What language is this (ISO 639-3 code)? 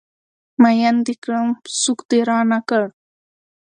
pus